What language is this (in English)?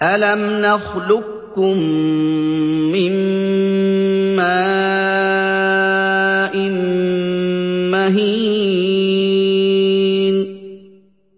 Arabic